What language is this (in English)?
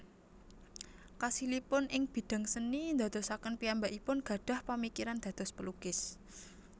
Javanese